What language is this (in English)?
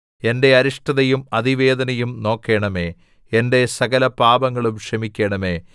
Malayalam